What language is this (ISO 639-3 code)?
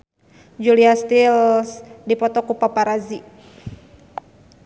sun